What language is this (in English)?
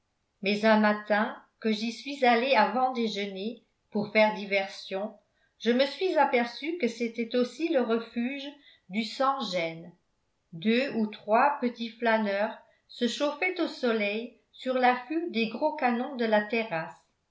French